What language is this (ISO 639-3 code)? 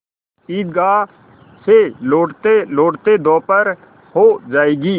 hin